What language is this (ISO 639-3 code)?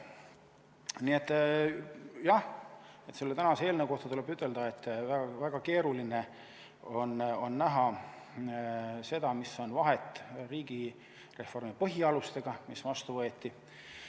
est